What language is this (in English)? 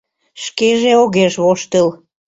Mari